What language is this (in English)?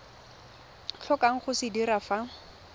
Tswana